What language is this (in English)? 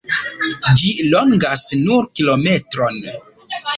Esperanto